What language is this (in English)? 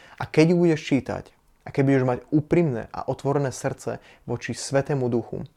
Slovak